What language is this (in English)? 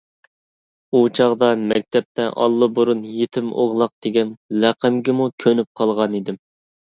Uyghur